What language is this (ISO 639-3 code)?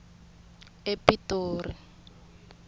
tso